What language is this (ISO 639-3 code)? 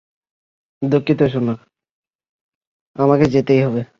ben